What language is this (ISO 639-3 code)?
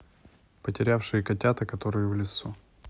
rus